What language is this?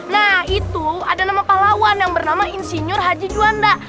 Indonesian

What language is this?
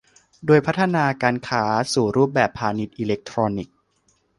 Thai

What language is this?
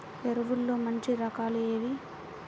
Telugu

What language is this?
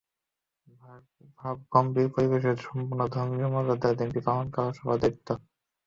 Bangla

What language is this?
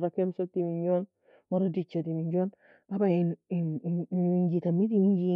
Nobiin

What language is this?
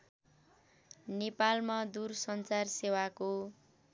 Nepali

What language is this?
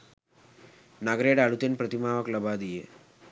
Sinhala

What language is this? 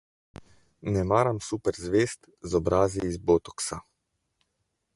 Slovenian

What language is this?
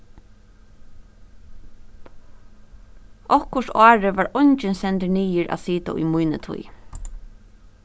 Faroese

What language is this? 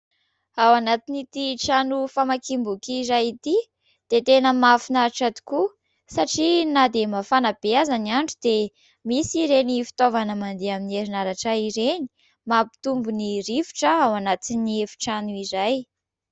Malagasy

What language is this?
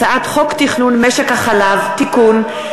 Hebrew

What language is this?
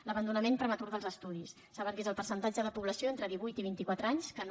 Catalan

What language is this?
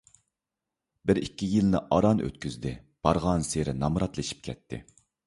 Uyghur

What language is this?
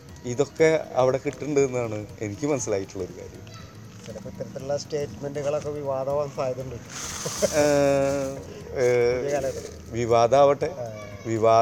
Malayalam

